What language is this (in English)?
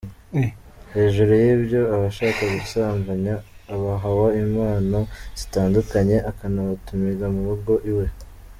Kinyarwanda